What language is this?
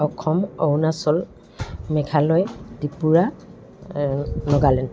Assamese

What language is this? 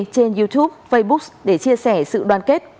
Vietnamese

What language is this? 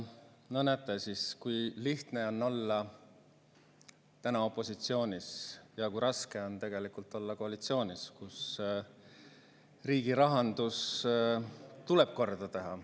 Estonian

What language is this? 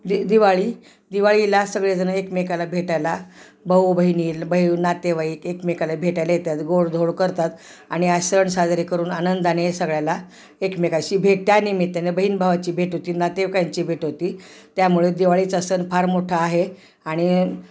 Marathi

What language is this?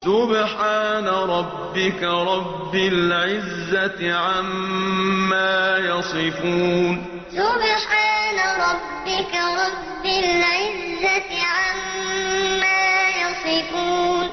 Arabic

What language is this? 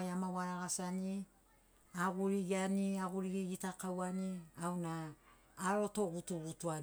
Sinaugoro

